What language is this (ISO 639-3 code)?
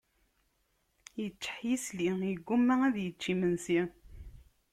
kab